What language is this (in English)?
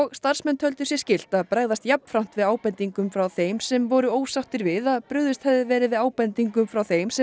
Icelandic